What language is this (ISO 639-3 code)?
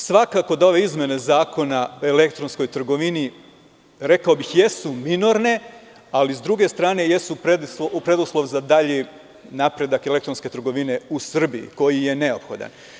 srp